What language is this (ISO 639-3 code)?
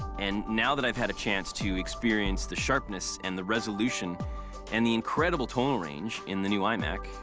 eng